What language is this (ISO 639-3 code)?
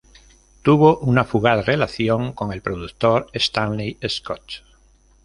spa